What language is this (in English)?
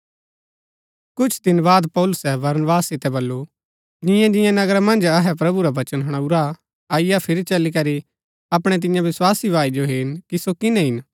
Gaddi